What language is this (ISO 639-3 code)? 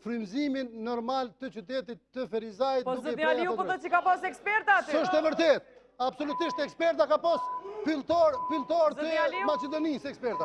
ron